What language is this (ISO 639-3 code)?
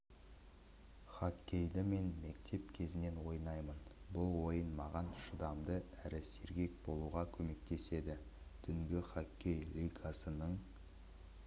kaz